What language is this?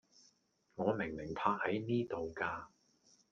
Cantonese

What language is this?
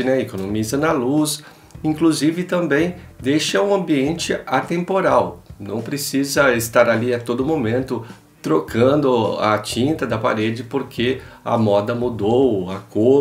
Portuguese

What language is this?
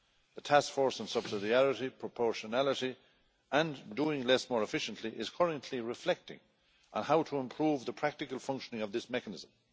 English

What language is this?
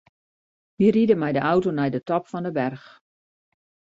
Western Frisian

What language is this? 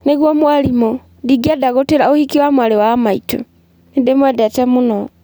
Kikuyu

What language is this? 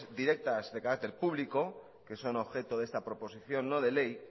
Spanish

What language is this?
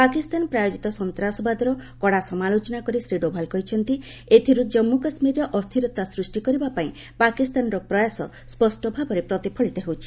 Odia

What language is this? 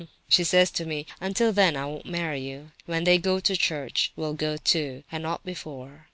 English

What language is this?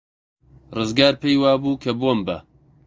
Central Kurdish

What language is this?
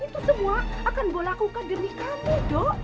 Indonesian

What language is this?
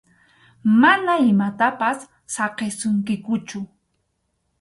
Arequipa-La Unión Quechua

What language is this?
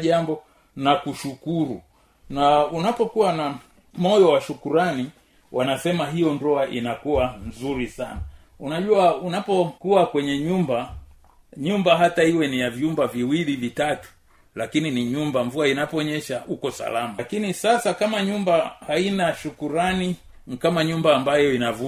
Swahili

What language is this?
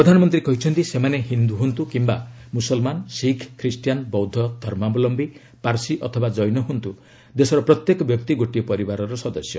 Odia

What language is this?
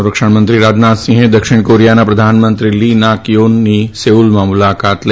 Gujarati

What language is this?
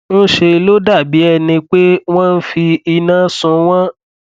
Yoruba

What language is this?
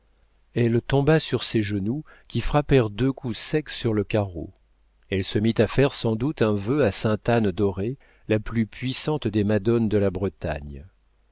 French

